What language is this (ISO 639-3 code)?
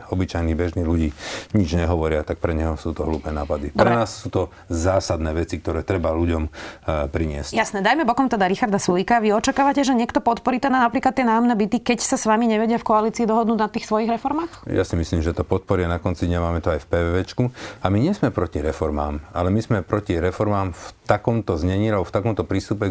slk